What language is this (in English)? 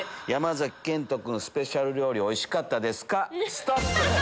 Japanese